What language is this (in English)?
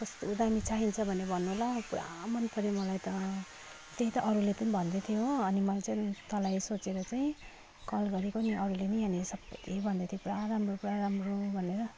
Nepali